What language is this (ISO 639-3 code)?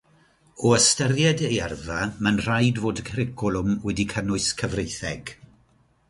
cym